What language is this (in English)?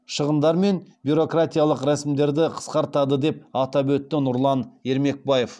Kazakh